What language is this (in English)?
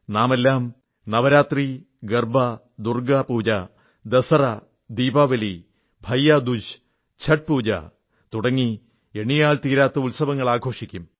Malayalam